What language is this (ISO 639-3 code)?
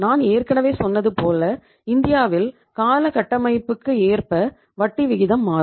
tam